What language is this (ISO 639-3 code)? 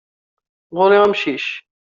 kab